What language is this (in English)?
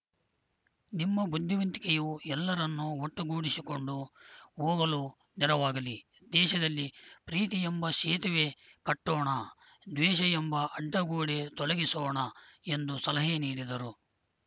Kannada